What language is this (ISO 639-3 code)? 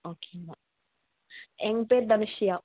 tam